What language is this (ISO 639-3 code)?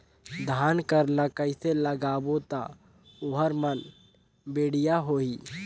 hne